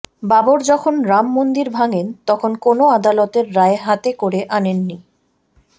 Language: Bangla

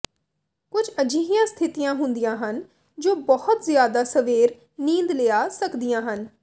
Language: Punjabi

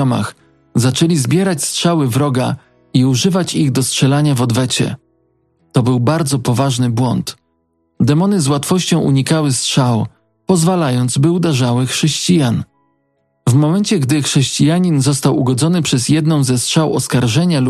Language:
Polish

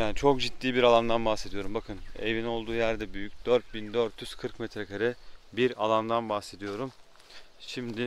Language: Turkish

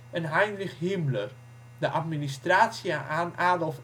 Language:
Dutch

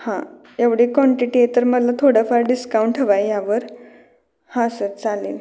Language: Marathi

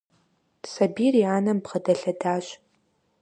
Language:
Kabardian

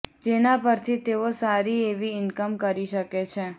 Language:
Gujarati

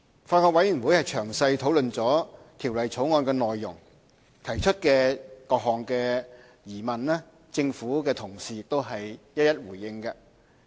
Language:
Cantonese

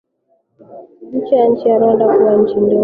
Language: Swahili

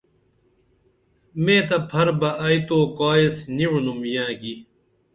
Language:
Dameli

